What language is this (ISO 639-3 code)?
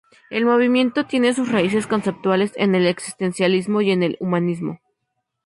spa